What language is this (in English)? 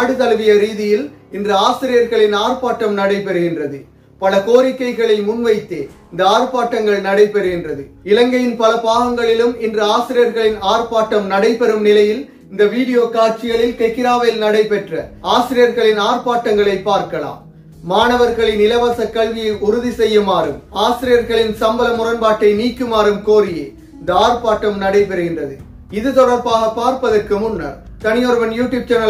Tamil